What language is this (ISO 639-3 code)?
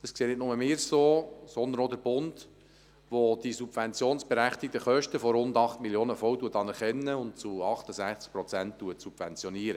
gsw